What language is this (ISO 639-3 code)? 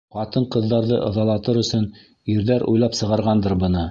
bak